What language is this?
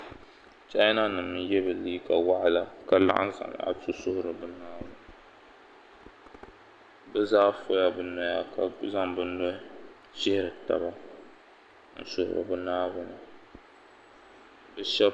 Dagbani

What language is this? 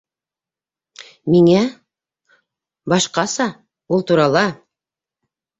Bashkir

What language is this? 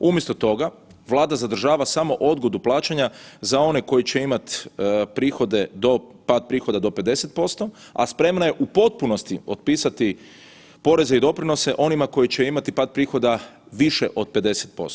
Croatian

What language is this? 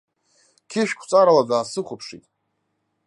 Abkhazian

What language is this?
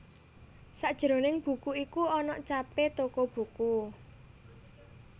Javanese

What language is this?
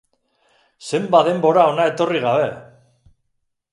Basque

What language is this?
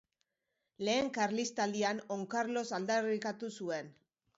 Basque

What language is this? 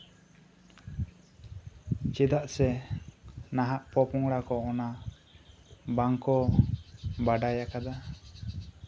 Santali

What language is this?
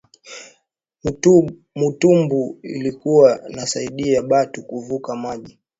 Swahili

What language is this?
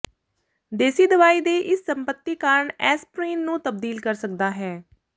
Punjabi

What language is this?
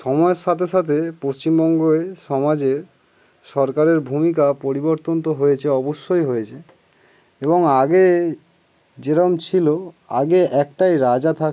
Bangla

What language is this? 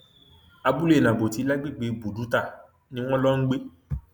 Yoruba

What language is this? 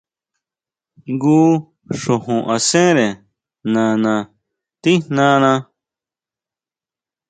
Huautla Mazatec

